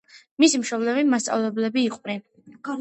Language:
Georgian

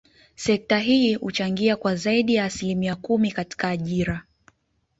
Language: Swahili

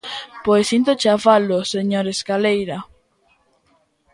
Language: Galician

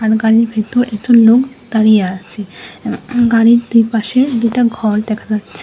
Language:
Bangla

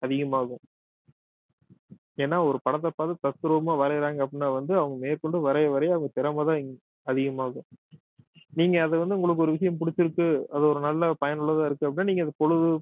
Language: Tamil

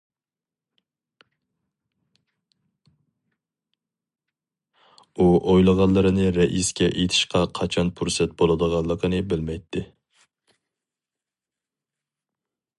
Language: Uyghur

